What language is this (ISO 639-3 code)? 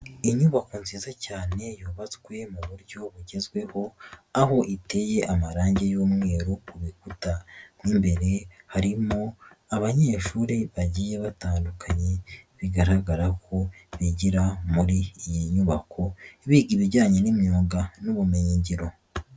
kin